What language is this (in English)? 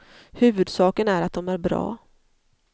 Swedish